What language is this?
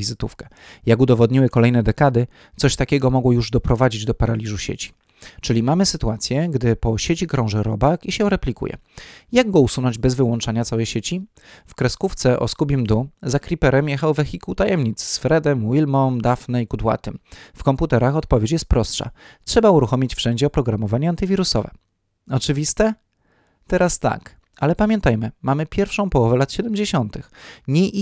Polish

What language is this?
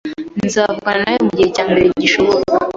Kinyarwanda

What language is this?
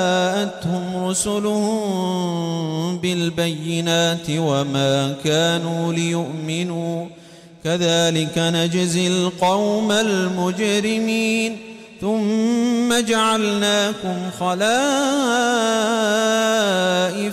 Arabic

